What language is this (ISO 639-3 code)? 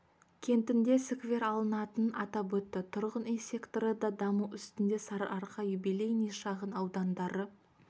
kaz